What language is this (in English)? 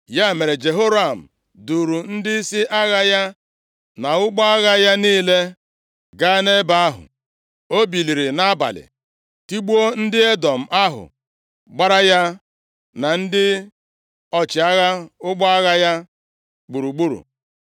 Igbo